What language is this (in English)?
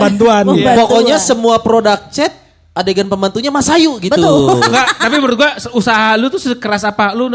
Indonesian